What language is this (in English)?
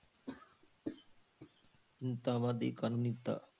Punjabi